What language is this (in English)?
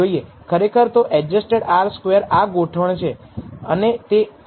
Gujarati